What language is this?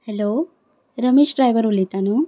Konkani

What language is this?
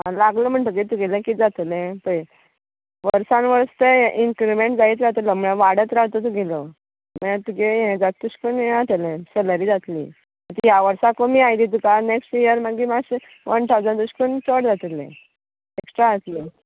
Konkani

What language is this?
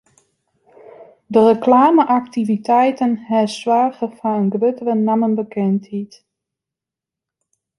Western Frisian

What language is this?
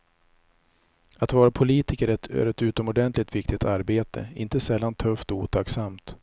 Swedish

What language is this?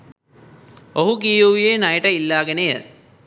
Sinhala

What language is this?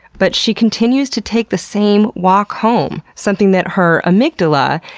English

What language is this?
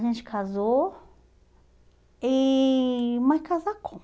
Portuguese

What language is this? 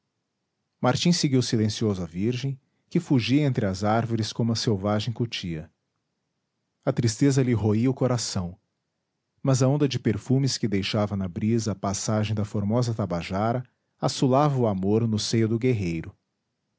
Portuguese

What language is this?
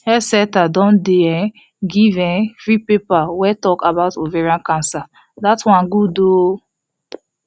Nigerian Pidgin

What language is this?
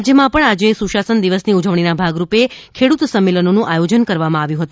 Gujarati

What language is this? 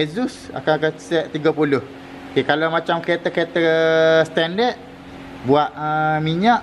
Malay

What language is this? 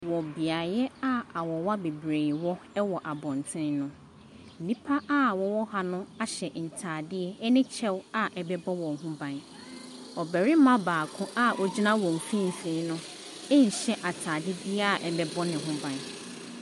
Akan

